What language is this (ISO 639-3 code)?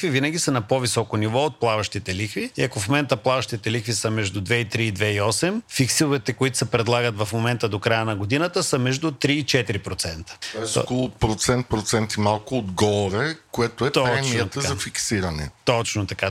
bul